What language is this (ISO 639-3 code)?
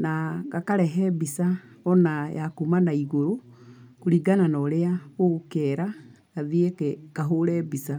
kik